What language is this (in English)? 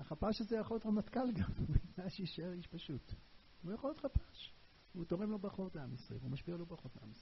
Hebrew